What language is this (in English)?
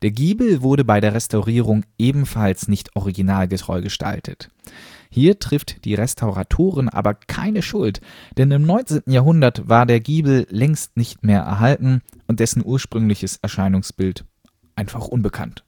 German